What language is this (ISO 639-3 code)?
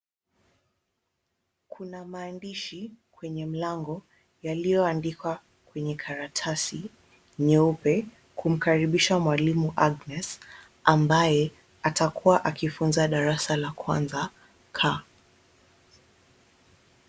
swa